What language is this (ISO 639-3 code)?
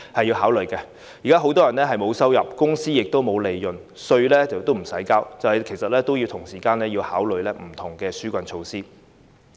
yue